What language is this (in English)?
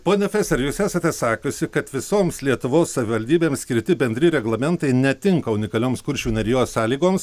Lithuanian